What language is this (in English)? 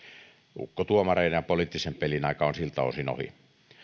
Finnish